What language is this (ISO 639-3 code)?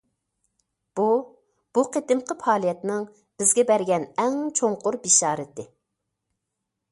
uig